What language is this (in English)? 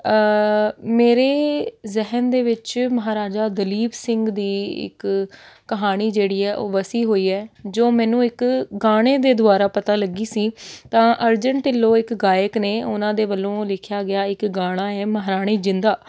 Punjabi